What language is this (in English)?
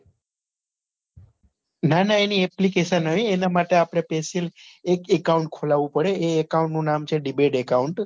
Gujarati